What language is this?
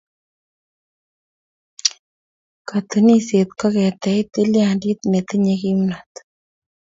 Kalenjin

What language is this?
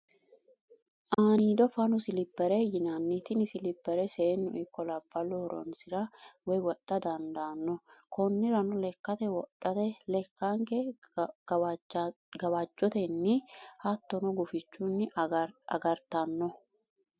Sidamo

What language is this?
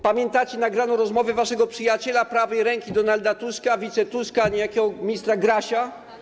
Polish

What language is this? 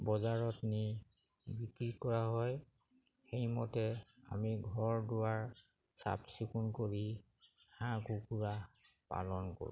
Assamese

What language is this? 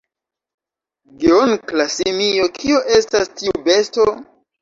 Esperanto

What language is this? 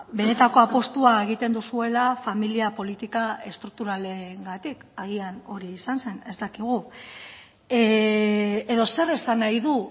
Basque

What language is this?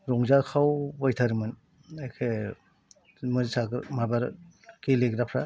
Bodo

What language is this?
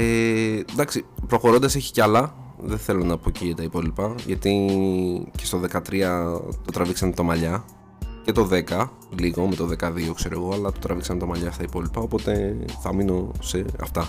Greek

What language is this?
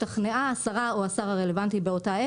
Hebrew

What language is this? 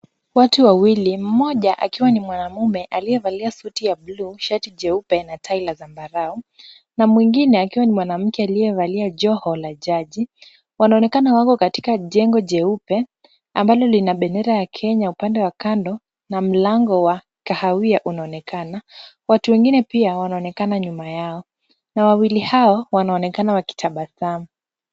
Swahili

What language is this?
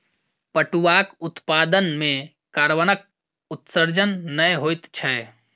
Maithili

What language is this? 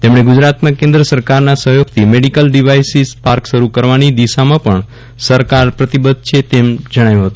Gujarati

